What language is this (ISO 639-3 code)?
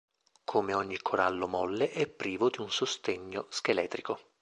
ita